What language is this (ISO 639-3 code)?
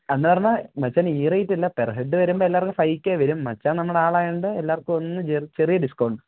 mal